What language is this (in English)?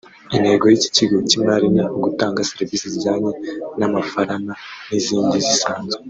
Kinyarwanda